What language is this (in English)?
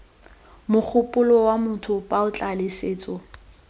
Tswana